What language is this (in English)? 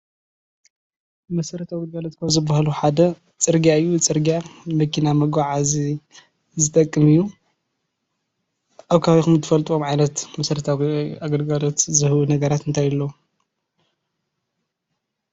Tigrinya